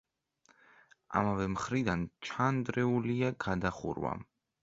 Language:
Georgian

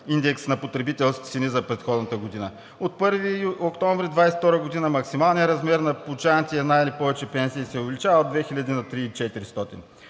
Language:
Bulgarian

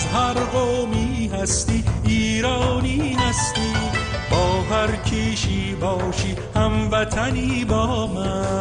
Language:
Persian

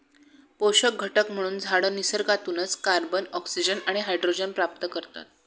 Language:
Marathi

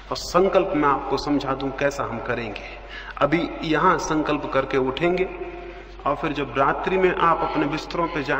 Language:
Hindi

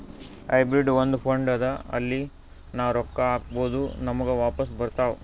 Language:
Kannada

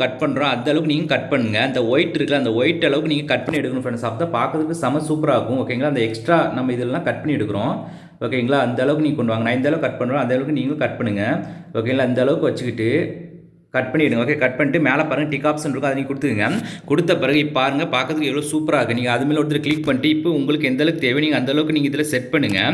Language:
Tamil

